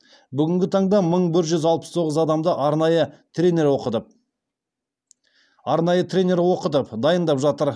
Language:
Kazakh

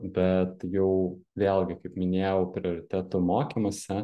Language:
Lithuanian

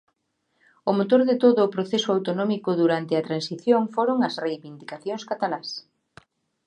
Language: Galician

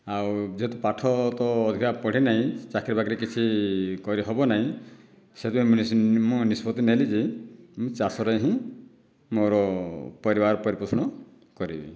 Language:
Odia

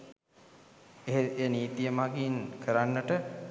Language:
Sinhala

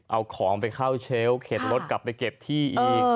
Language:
Thai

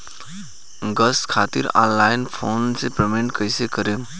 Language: Bhojpuri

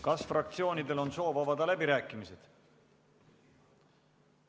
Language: Estonian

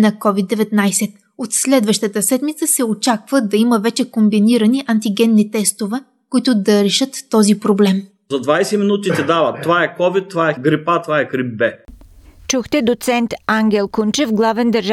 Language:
Bulgarian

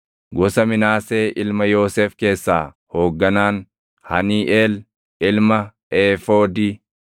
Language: Oromo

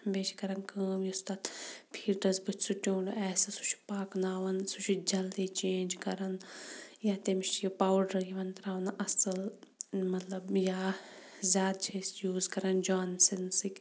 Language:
Kashmiri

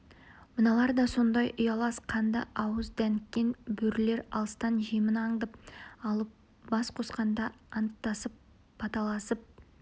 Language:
Kazakh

